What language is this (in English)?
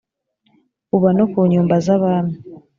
Kinyarwanda